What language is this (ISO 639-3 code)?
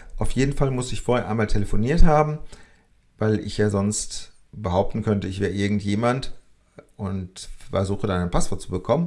deu